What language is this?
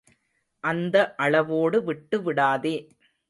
Tamil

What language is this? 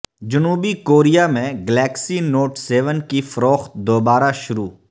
Urdu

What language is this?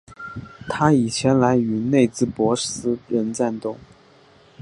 Chinese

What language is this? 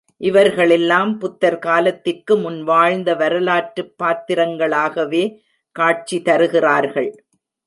Tamil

